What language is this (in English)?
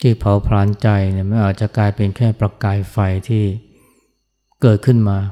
Thai